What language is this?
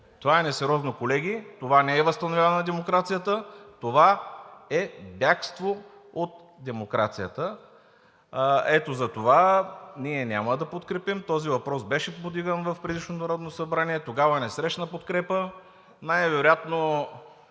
Bulgarian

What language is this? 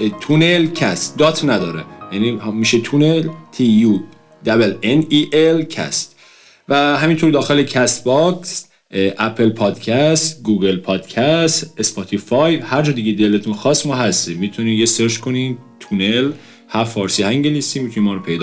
Persian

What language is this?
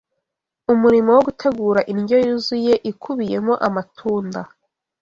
Kinyarwanda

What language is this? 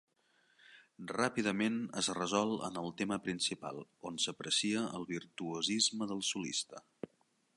Catalan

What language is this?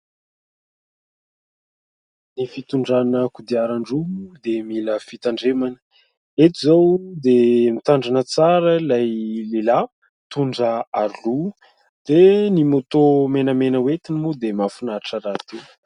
Malagasy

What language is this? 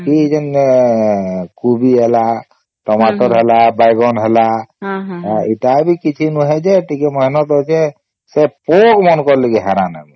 Odia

